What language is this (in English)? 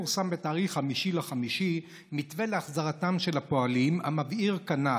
Hebrew